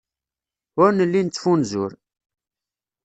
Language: Kabyle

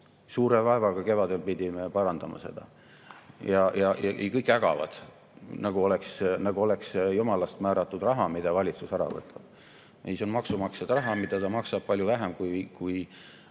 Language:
Estonian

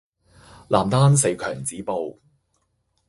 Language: Cantonese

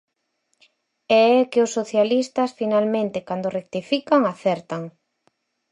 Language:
Galician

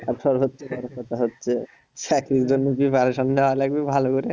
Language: Bangla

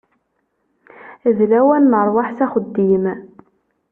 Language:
Kabyle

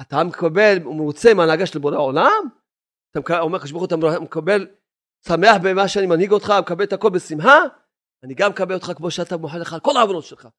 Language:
Hebrew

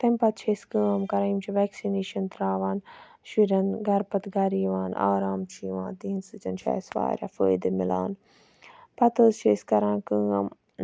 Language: Kashmiri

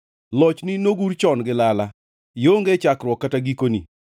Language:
Luo (Kenya and Tanzania)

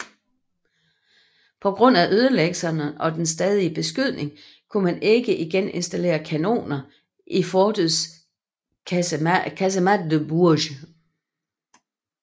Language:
Danish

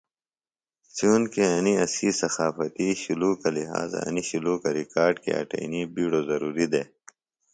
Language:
Phalura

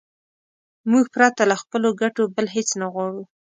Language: Pashto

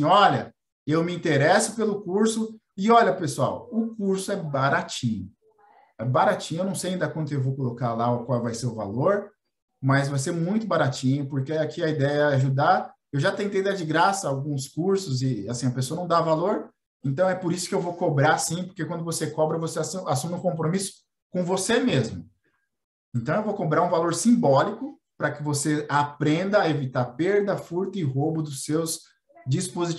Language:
Portuguese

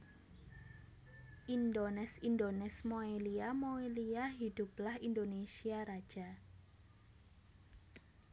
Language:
Javanese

